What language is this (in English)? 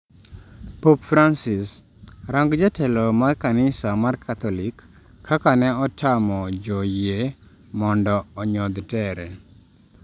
Luo (Kenya and Tanzania)